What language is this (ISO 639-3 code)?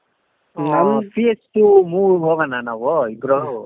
kan